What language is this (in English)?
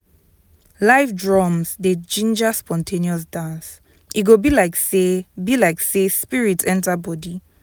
Nigerian Pidgin